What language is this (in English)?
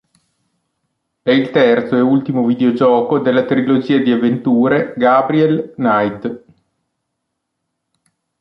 Italian